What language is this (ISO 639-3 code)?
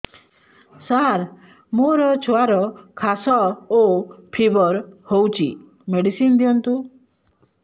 ori